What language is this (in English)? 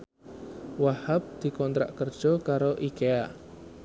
Javanese